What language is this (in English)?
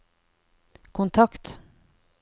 Norwegian